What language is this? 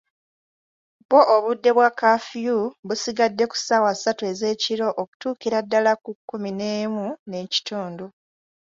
Ganda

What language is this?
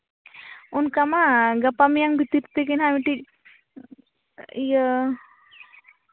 Santali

